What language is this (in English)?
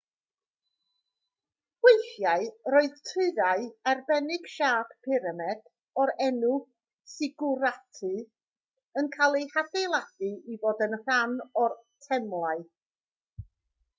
Welsh